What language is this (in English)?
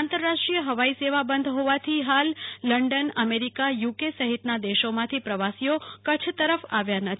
Gujarati